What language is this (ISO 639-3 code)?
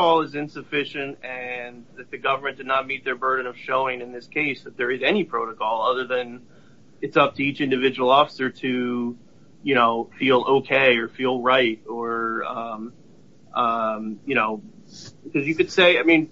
eng